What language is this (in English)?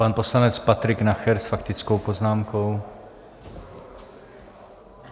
Czech